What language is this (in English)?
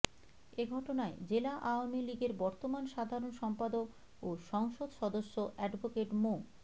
Bangla